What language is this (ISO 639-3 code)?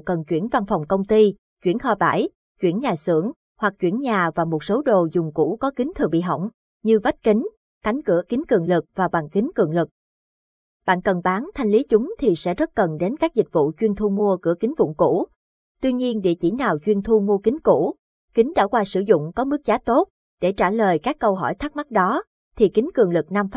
vie